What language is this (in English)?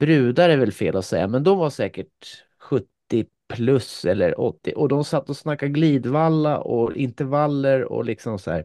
Swedish